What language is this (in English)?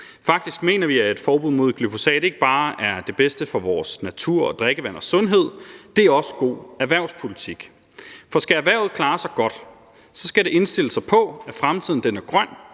Danish